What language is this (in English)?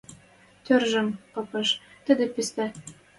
Western Mari